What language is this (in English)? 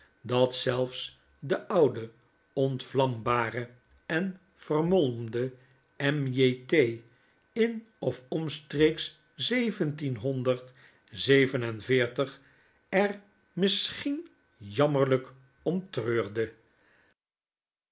Dutch